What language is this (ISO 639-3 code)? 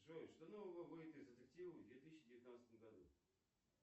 rus